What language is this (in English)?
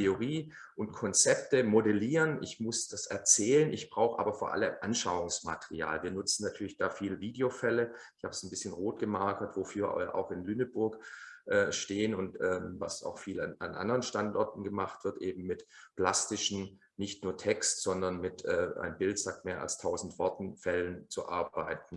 German